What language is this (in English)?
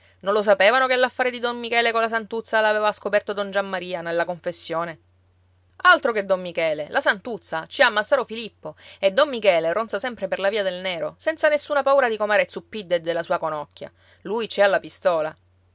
Italian